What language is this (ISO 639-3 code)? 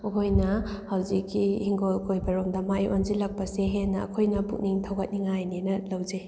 mni